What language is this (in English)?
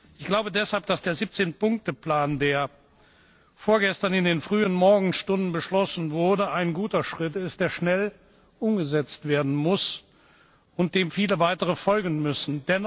German